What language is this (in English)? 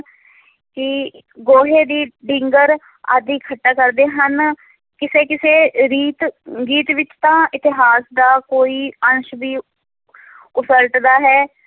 Punjabi